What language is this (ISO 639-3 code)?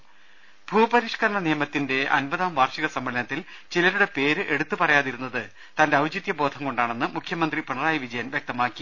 mal